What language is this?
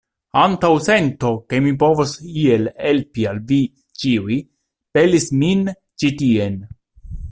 Esperanto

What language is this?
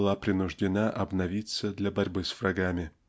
Russian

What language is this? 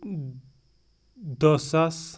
Kashmiri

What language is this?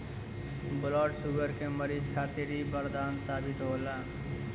Bhojpuri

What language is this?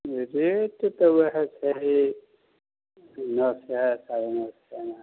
Maithili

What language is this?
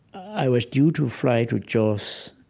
English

